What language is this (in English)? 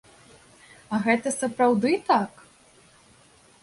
Belarusian